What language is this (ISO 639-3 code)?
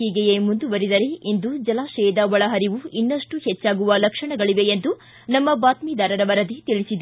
kan